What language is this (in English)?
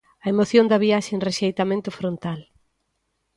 Galician